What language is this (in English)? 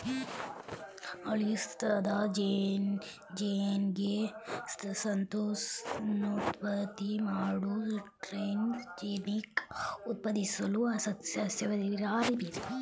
Kannada